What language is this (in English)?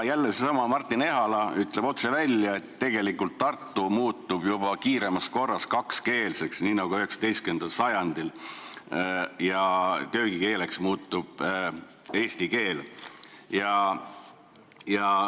Estonian